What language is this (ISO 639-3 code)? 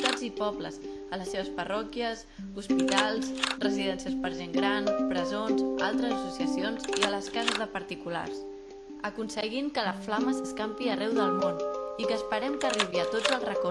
cat